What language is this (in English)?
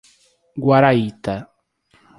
Portuguese